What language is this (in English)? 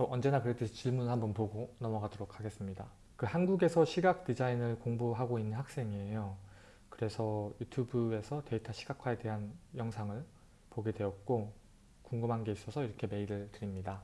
Korean